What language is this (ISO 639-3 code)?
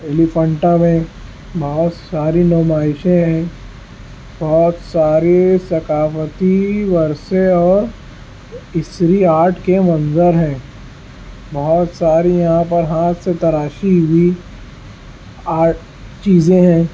urd